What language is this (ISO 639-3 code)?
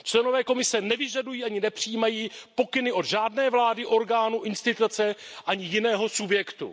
ces